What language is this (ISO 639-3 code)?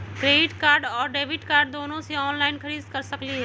mag